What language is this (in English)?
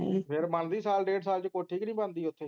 Punjabi